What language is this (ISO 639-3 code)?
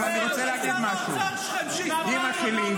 heb